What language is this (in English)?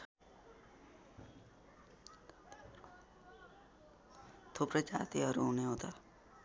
Nepali